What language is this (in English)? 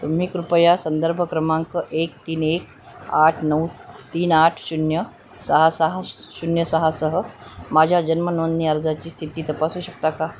Marathi